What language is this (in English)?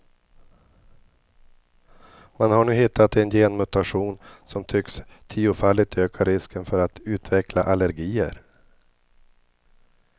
Swedish